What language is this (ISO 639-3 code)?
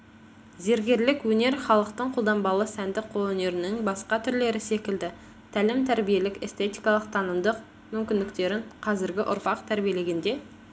kaz